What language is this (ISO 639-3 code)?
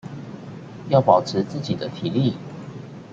zho